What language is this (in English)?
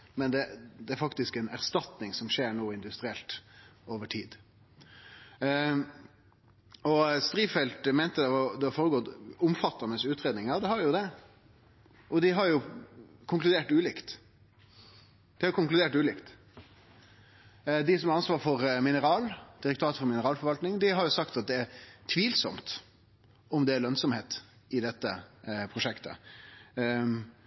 Norwegian Nynorsk